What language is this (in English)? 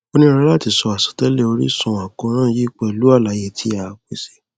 Yoruba